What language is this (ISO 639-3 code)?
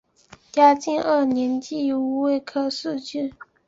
zho